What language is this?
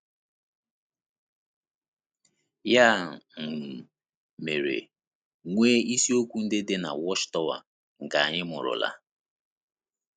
Igbo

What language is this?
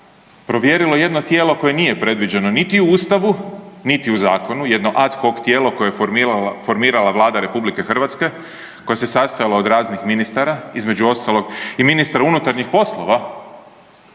Croatian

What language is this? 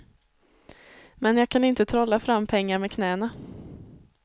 Swedish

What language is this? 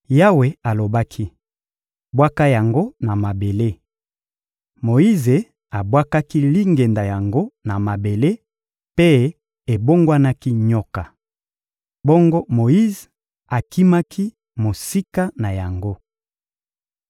Lingala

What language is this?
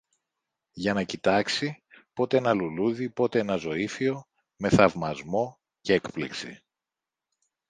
Greek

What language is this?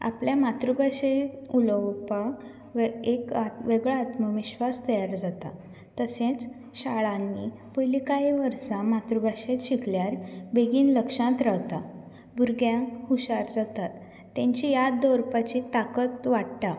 Konkani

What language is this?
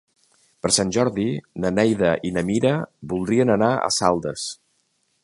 Catalan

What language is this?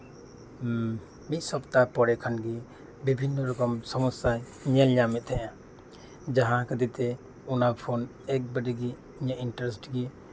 Santali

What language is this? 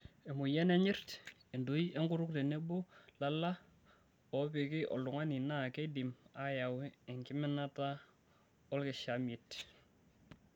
Masai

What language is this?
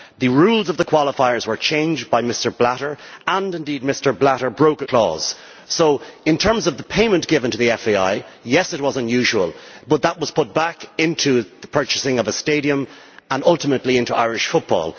English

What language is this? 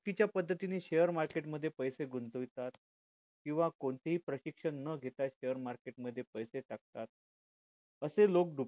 Marathi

